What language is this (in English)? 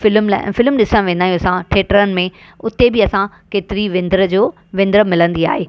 Sindhi